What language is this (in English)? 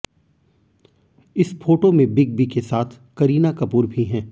Hindi